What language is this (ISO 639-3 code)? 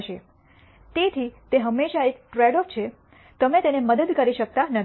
guj